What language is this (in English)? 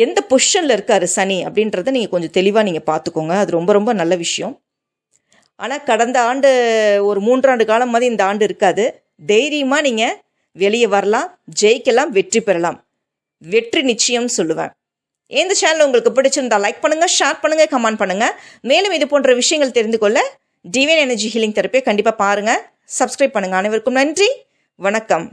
Tamil